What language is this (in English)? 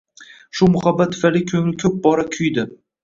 Uzbek